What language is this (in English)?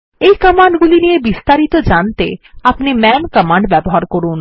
Bangla